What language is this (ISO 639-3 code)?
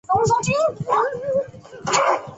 zho